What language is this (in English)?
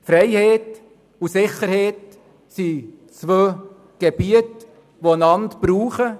Swiss German